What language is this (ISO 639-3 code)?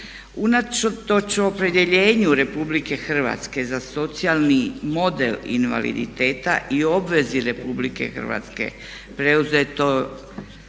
hrv